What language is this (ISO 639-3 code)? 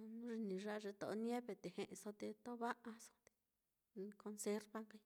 vmm